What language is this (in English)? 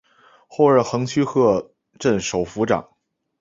Chinese